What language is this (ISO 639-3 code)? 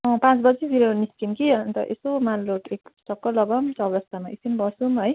nep